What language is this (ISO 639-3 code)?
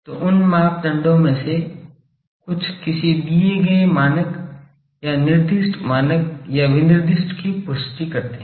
hin